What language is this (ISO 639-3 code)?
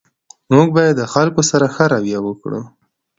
pus